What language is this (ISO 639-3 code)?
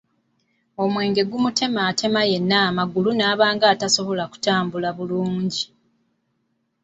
lug